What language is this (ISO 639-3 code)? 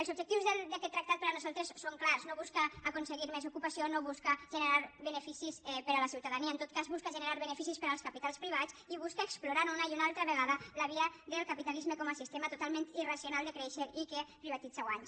cat